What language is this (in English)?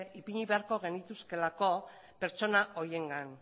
Basque